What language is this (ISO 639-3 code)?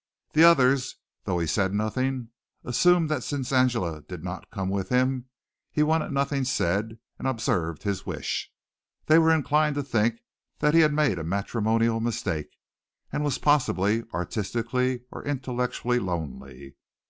eng